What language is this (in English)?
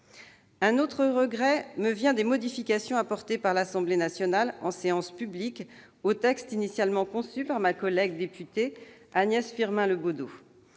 French